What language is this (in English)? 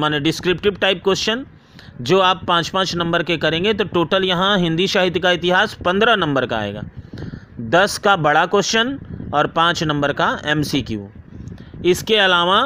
Hindi